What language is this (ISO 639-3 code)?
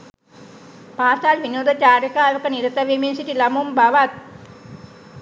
sin